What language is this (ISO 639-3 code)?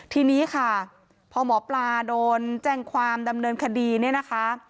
tha